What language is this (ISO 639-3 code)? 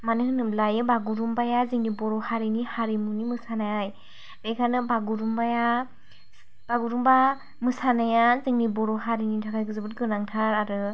brx